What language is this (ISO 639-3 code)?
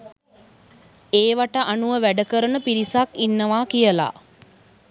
sin